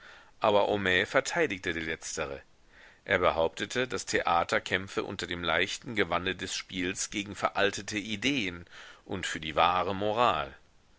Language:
German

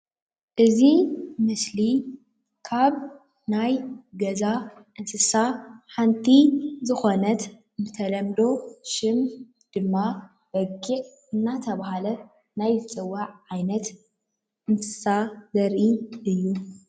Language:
Tigrinya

